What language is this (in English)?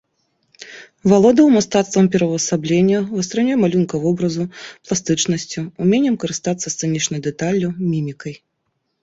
Belarusian